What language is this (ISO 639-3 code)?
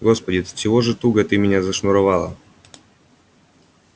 rus